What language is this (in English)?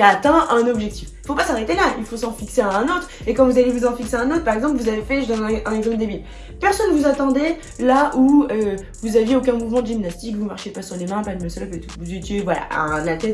French